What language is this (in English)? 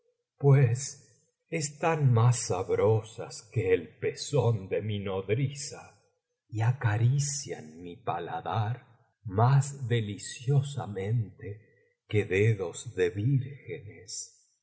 Spanish